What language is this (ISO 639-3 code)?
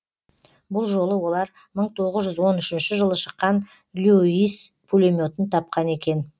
kaz